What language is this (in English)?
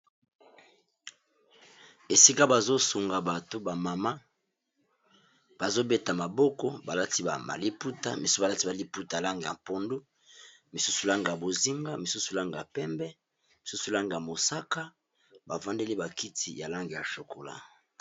Lingala